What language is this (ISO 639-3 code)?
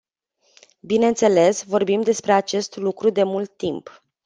ron